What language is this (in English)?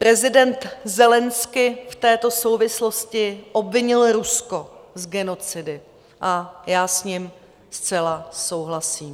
Czech